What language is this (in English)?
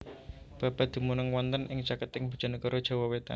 Javanese